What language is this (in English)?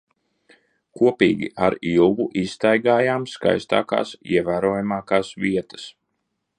Latvian